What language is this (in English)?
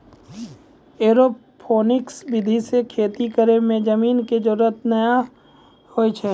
Maithili